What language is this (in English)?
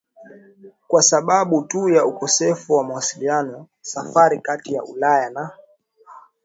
Swahili